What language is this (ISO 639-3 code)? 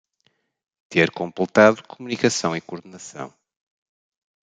por